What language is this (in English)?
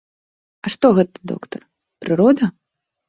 Belarusian